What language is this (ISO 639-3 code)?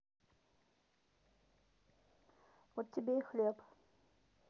rus